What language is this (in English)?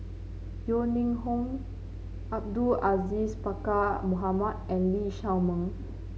English